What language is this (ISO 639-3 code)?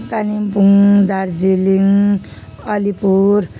nep